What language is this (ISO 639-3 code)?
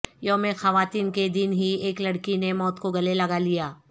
urd